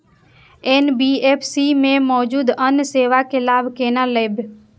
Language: Maithili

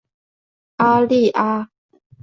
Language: Chinese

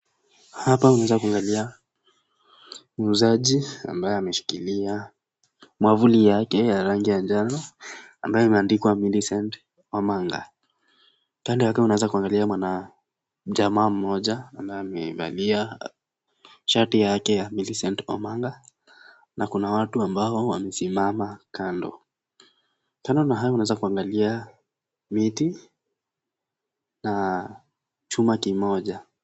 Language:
Swahili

